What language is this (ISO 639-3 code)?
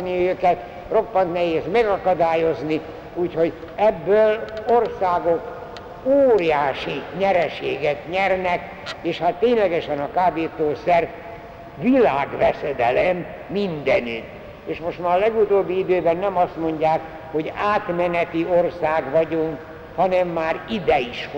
hun